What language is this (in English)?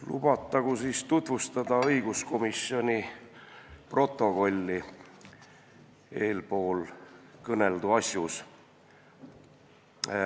Estonian